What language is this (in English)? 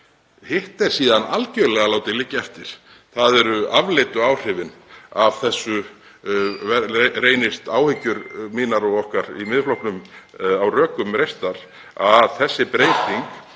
Icelandic